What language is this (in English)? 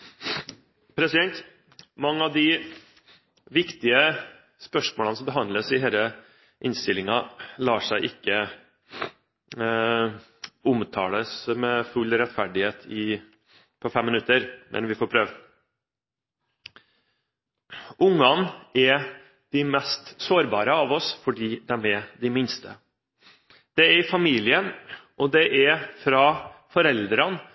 Norwegian